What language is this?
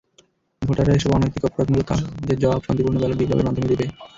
Bangla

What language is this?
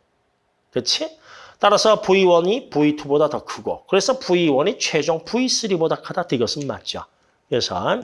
Korean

